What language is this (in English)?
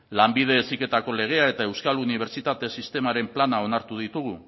Basque